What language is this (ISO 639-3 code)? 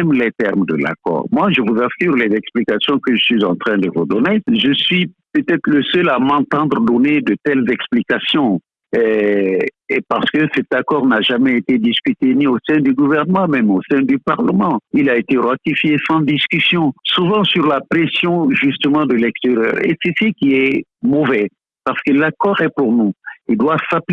fra